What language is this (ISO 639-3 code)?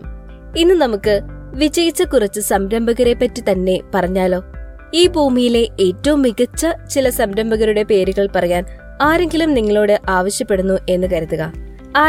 mal